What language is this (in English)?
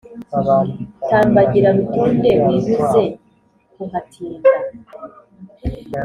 Kinyarwanda